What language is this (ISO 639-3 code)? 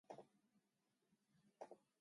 jpn